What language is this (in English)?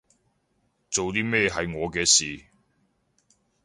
Cantonese